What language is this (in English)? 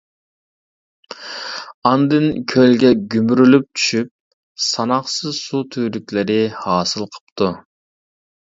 Uyghur